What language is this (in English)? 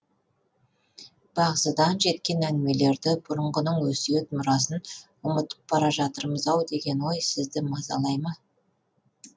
Kazakh